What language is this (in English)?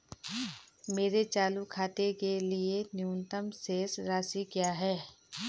Hindi